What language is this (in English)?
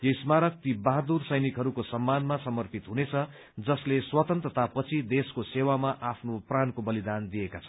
Nepali